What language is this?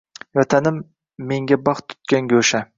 Uzbek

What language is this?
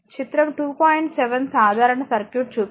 Telugu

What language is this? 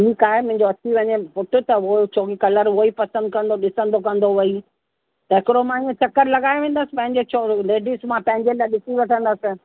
Sindhi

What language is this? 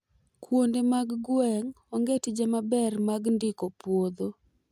Luo (Kenya and Tanzania)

